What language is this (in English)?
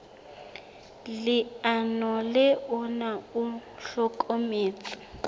Southern Sotho